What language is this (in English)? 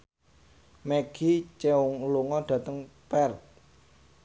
Javanese